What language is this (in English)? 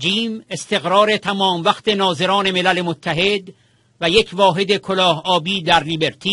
Persian